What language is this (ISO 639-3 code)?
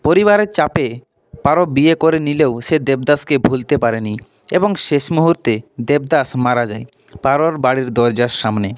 ben